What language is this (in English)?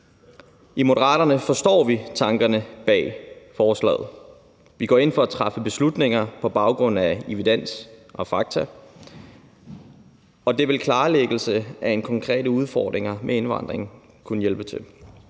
Danish